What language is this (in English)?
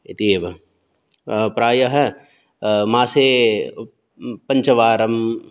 Sanskrit